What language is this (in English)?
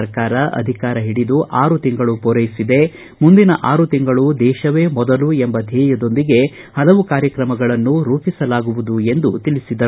Kannada